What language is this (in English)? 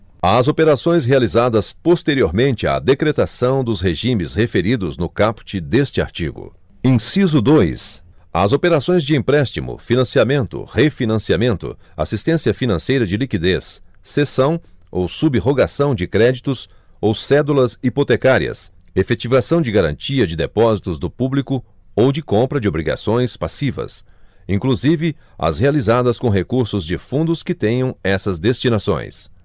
Portuguese